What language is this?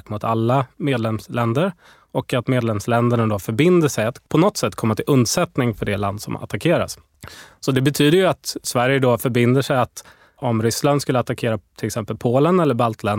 Swedish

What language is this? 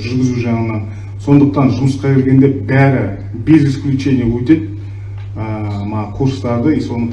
Turkish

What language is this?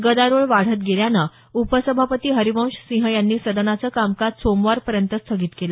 Marathi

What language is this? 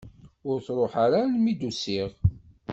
Kabyle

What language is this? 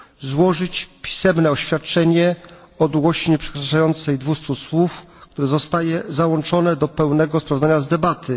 Polish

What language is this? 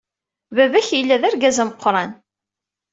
Kabyle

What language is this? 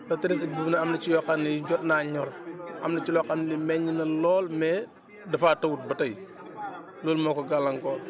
Wolof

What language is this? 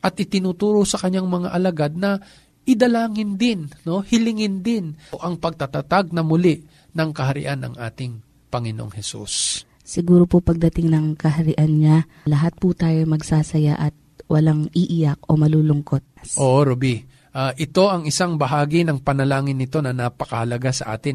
Filipino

